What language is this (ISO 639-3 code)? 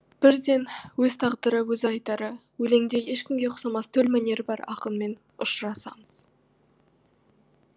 kaz